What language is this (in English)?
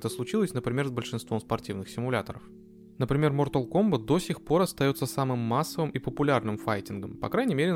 Russian